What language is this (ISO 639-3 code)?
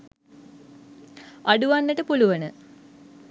sin